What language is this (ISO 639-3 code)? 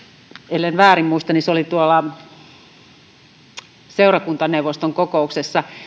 fin